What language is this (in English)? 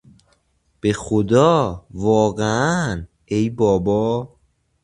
Persian